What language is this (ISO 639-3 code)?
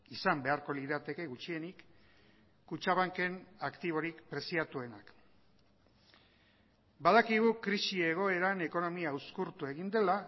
eus